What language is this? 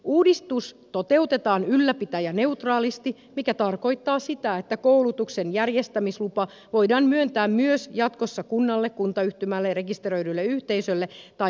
Finnish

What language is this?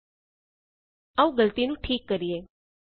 Punjabi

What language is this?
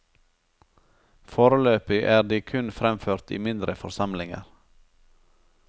Norwegian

